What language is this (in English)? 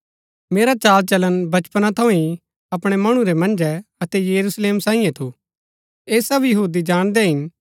Gaddi